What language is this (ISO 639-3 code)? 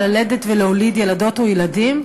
heb